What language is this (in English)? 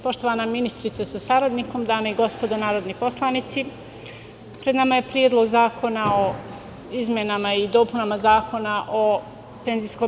Serbian